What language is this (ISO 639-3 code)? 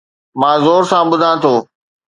snd